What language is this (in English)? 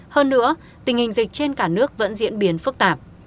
Vietnamese